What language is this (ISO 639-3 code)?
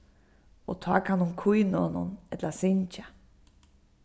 fao